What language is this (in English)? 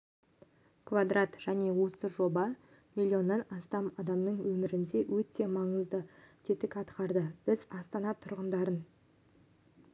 Kazakh